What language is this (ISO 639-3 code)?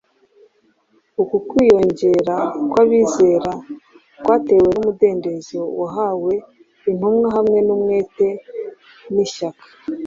kin